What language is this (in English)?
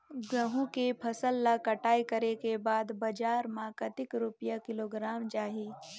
Chhattisgarhi